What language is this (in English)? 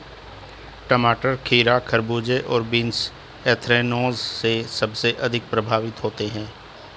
Hindi